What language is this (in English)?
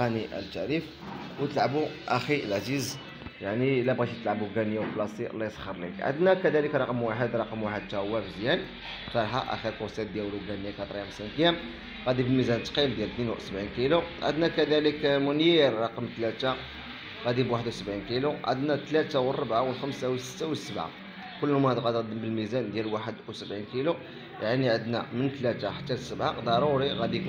Arabic